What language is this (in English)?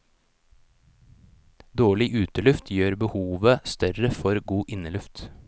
Norwegian